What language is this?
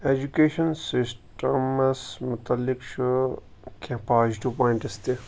Kashmiri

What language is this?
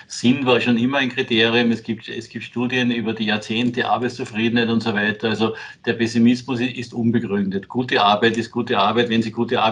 German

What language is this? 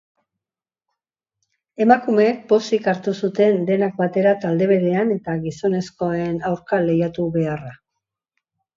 Basque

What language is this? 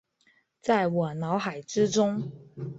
Chinese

